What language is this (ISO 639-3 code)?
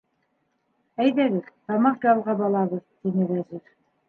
bak